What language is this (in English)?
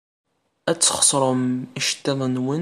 Kabyle